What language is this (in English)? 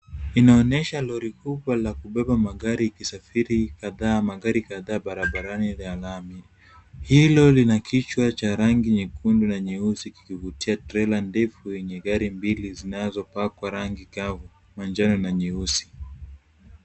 Swahili